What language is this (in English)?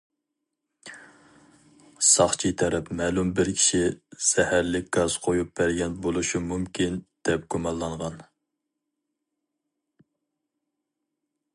Uyghur